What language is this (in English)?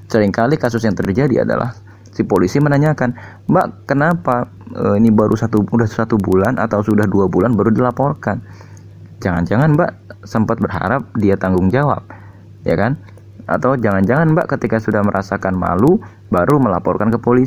Indonesian